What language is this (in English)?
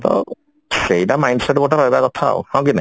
Odia